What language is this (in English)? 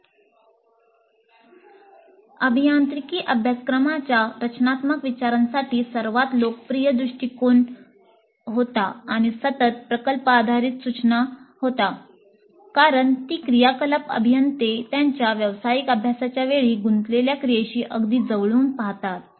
Marathi